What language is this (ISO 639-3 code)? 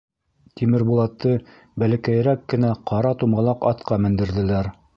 bak